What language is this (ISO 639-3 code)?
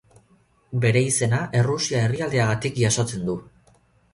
eus